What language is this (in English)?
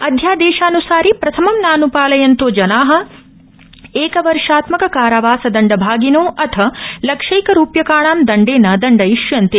Sanskrit